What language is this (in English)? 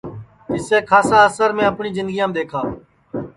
Sansi